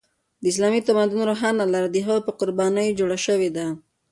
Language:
Pashto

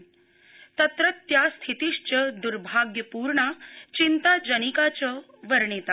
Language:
Sanskrit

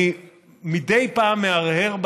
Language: Hebrew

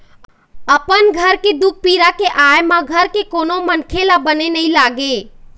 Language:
Chhattisgarhi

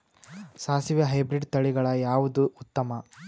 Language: Kannada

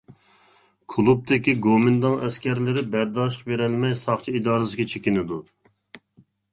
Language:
Uyghur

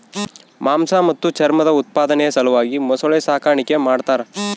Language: Kannada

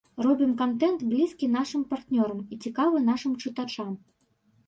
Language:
Belarusian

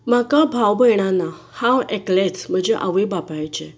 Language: Konkani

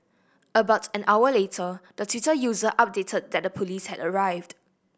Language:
English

